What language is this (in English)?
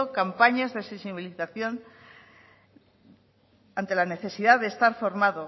Spanish